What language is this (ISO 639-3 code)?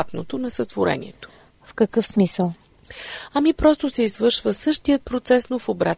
bul